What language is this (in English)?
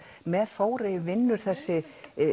Icelandic